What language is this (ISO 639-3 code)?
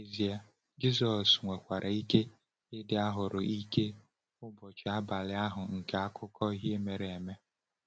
ibo